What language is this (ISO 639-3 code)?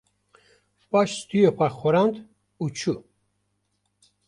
kur